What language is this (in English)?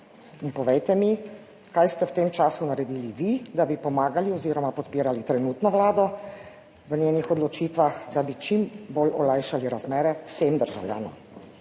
Slovenian